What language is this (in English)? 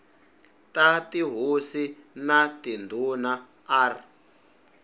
Tsonga